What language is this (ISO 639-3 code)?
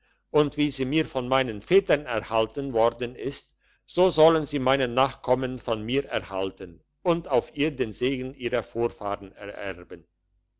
deu